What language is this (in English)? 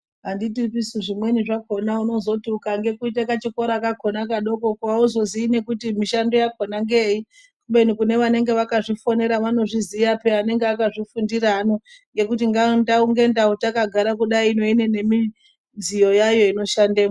Ndau